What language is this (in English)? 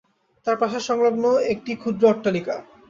Bangla